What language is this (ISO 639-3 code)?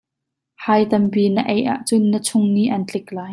cnh